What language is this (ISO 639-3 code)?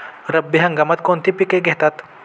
mar